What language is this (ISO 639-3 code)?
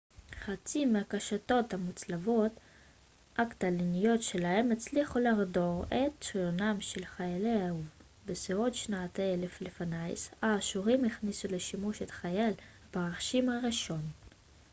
heb